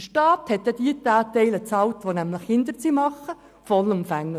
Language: Swiss German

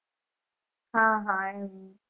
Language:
Gujarati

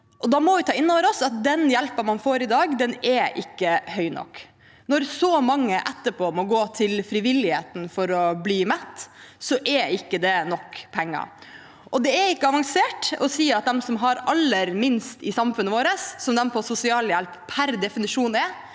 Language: Norwegian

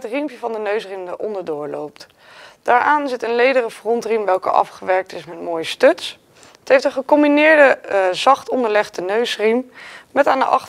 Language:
Dutch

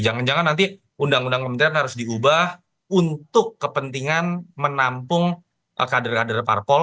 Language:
Indonesian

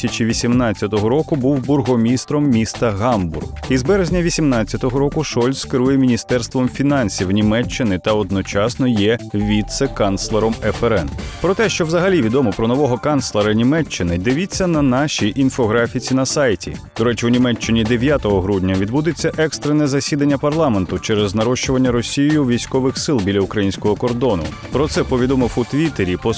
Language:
Ukrainian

